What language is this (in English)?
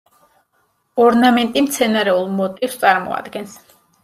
Georgian